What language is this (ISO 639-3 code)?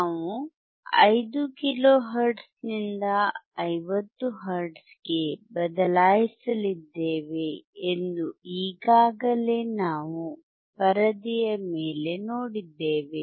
kan